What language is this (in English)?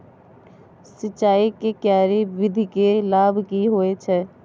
Maithili